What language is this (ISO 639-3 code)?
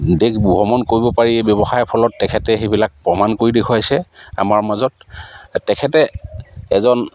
asm